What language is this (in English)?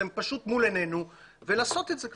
Hebrew